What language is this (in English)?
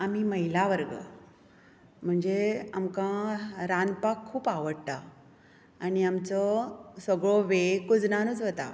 Konkani